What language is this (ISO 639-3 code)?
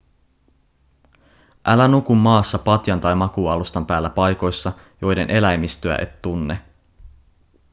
fin